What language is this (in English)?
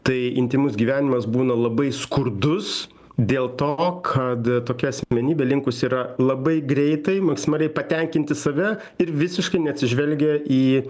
Lithuanian